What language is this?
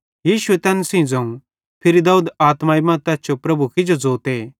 Bhadrawahi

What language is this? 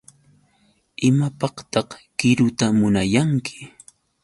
Yauyos Quechua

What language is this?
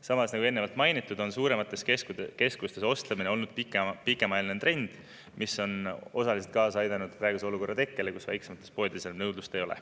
Estonian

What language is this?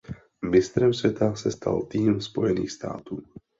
Czech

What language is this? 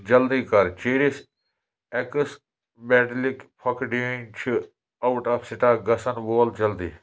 Kashmiri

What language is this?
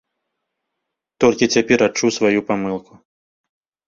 Belarusian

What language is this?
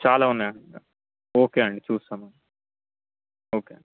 Telugu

